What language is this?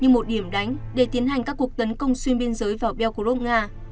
Vietnamese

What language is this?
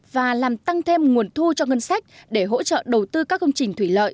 Vietnamese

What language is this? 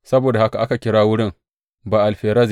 Hausa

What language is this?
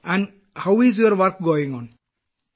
Malayalam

